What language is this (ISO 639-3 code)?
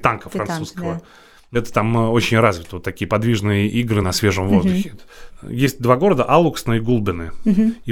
rus